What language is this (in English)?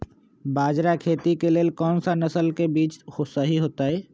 Magahi